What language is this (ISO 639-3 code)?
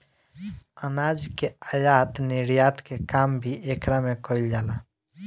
bho